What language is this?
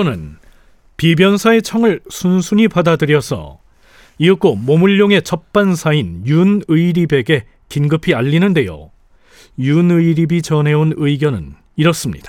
Korean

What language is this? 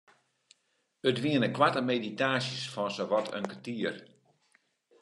Western Frisian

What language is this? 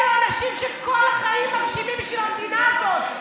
Hebrew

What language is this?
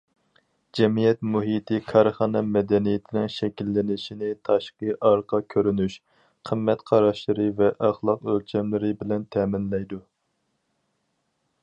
Uyghur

